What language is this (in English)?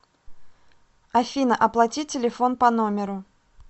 Russian